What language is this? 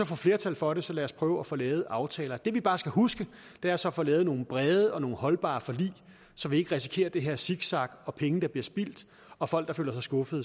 Danish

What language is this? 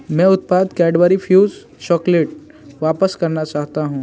Hindi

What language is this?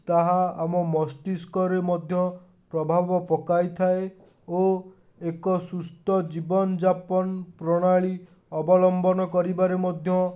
Odia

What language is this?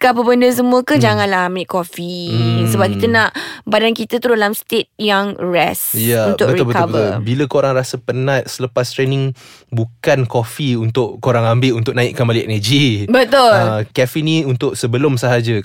Malay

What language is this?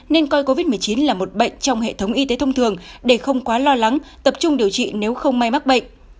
Vietnamese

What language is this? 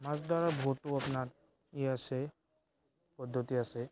Assamese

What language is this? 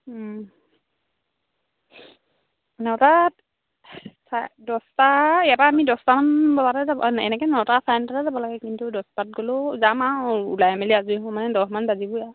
Assamese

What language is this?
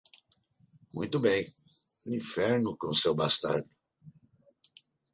Portuguese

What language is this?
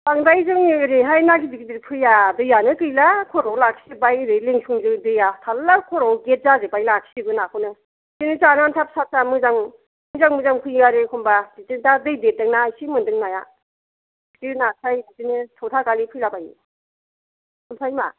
Bodo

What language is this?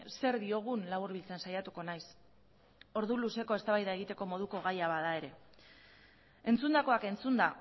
Basque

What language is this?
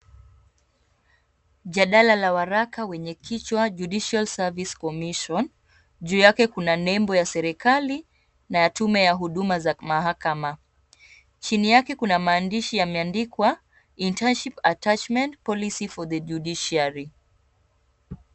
Swahili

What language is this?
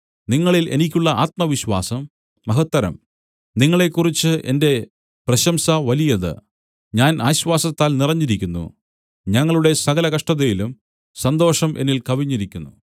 Malayalam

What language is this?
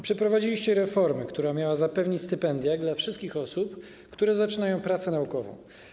Polish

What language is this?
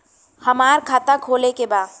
Bhojpuri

